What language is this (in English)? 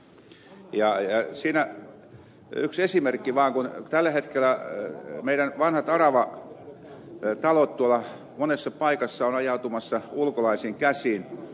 Finnish